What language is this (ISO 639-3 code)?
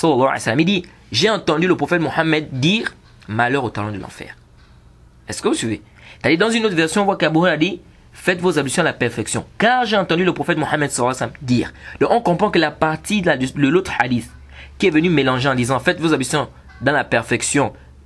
fra